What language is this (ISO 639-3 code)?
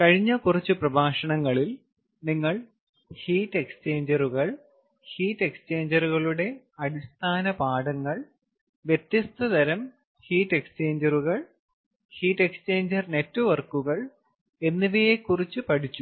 mal